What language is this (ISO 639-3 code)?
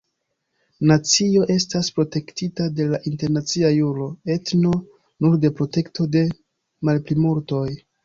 epo